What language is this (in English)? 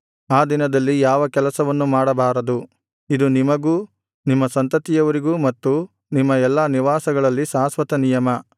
Kannada